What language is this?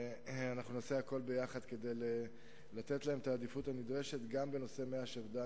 Hebrew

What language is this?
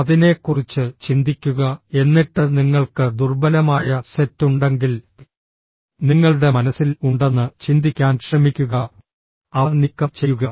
Malayalam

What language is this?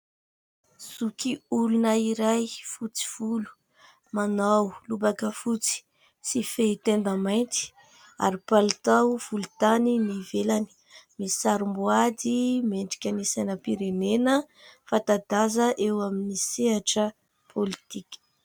Malagasy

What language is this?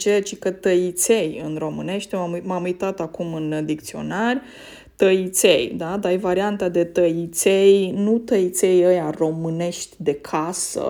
Romanian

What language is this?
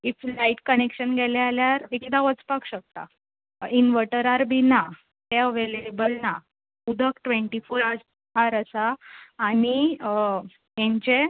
Konkani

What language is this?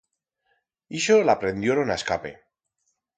Aragonese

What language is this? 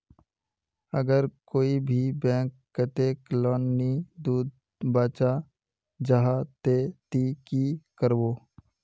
Magahi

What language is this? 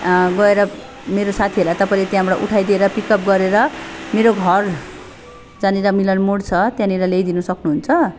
Nepali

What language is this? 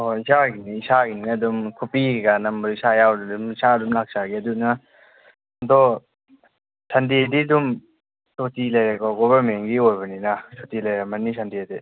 Manipuri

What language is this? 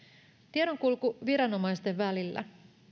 Finnish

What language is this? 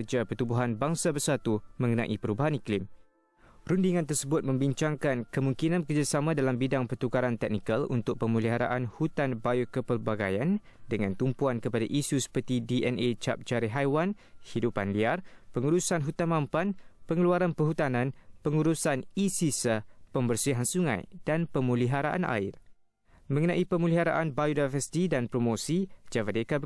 Malay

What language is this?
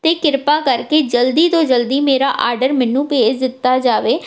Punjabi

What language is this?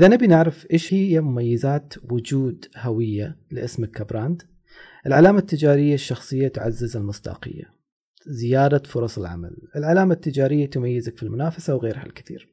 Arabic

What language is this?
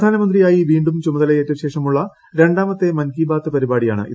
Malayalam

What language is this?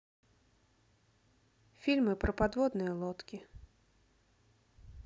Russian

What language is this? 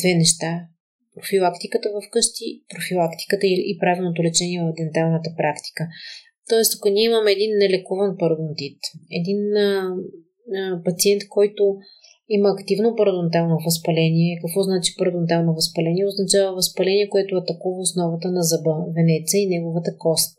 Bulgarian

